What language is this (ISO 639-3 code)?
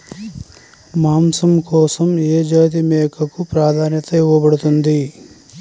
tel